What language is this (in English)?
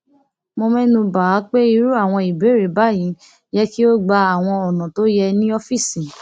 Yoruba